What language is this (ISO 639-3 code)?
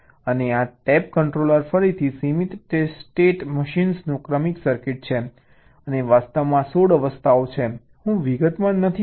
guj